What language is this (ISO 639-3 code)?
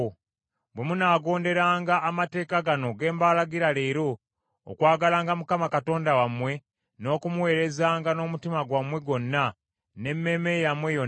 lug